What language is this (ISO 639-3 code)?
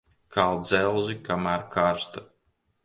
lav